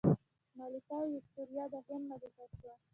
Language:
Pashto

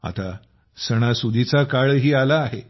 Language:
Marathi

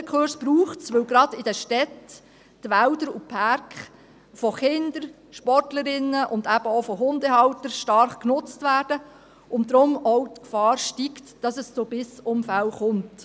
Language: Swiss German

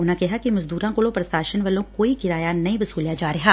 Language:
Punjabi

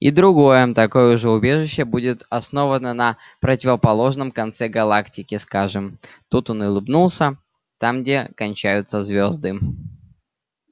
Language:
Russian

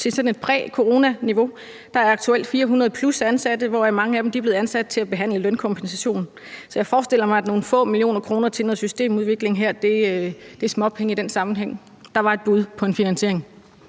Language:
Danish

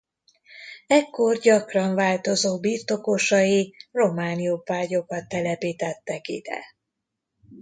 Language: Hungarian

